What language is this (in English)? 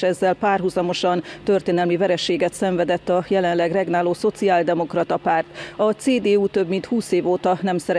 Hungarian